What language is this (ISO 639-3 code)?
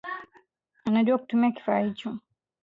swa